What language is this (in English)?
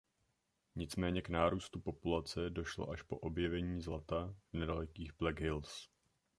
Czech